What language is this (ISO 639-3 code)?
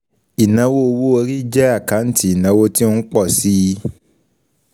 yor